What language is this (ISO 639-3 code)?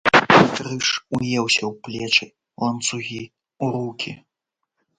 bel